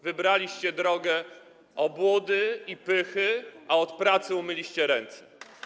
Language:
Polish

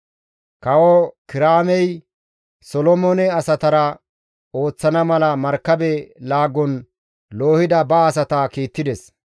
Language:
Gamo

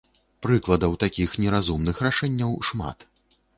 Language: Belarusian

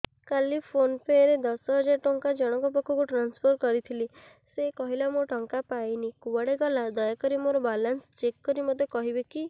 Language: Odia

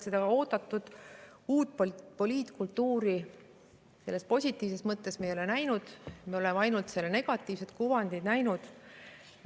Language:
Estonian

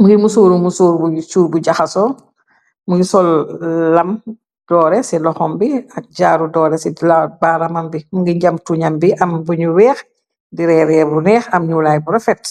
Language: Wolof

